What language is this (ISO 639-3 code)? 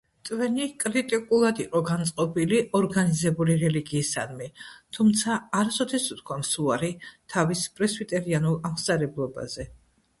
kat